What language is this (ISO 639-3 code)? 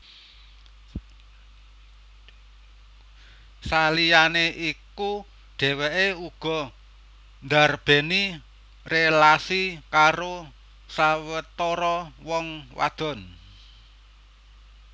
jav